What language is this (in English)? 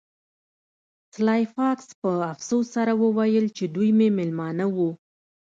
Pashto